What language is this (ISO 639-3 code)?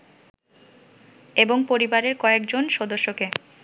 ben